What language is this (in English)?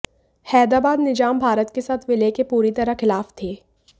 Hindi